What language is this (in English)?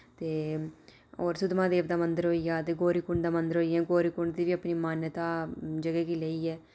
Dogri